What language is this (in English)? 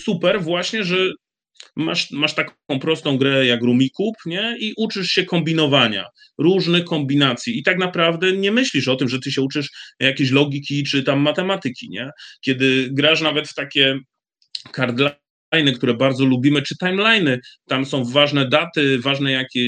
Polish